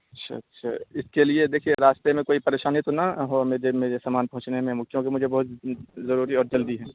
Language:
Urdu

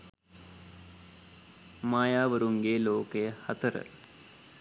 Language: Sinhala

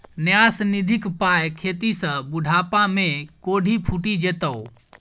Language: Maithili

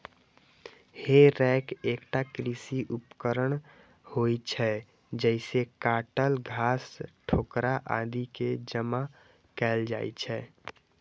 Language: Maithili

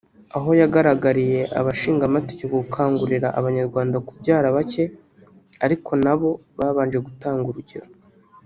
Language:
Kinyarwanda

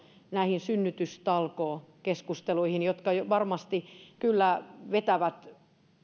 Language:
Finnish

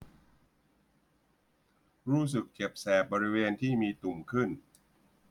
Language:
Thai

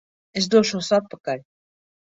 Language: Latvian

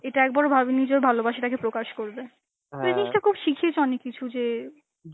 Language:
Bangla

